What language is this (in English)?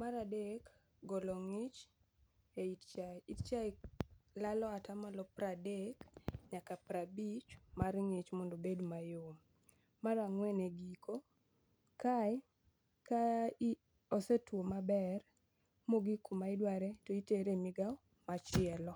Luo (Kenya and Tanzania)